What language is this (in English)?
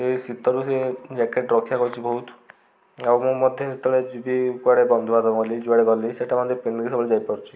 Odia